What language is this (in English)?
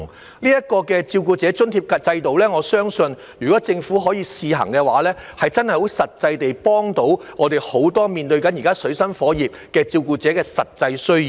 Cantonese